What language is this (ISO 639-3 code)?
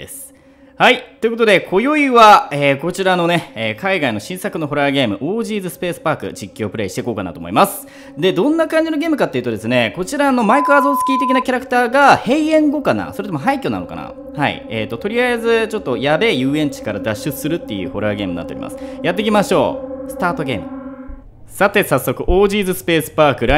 jpn